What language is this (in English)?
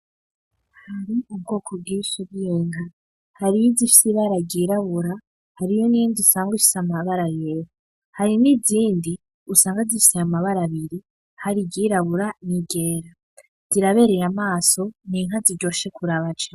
Rundi